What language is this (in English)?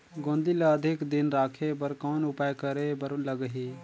Chhattisgarhi